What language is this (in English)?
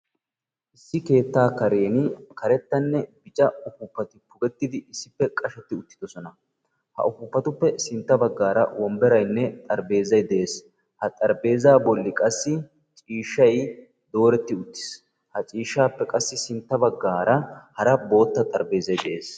Wolaytta